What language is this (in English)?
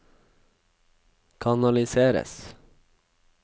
Norwegian